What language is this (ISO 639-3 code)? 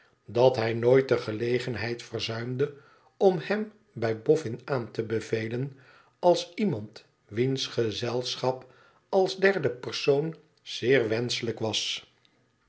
nld